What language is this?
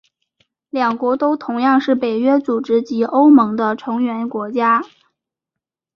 Chinese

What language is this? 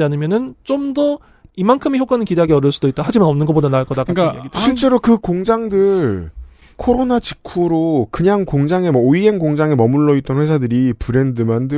Korean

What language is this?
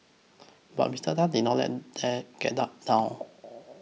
English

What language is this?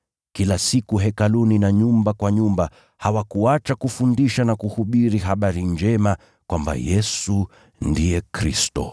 Swahili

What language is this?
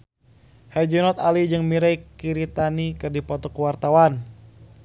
Sundanese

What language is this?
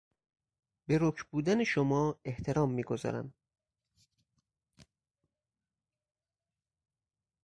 Persian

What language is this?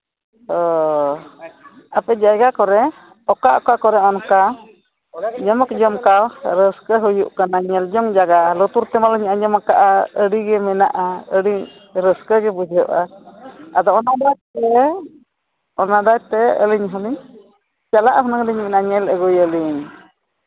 Santali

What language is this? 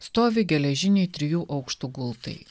Lithuanian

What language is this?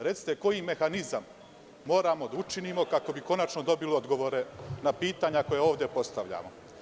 Serbian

